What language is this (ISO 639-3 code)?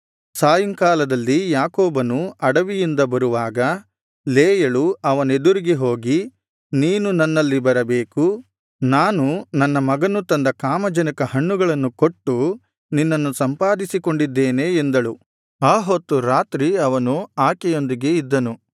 kan